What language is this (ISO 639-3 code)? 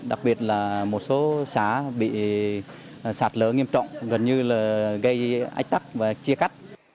vie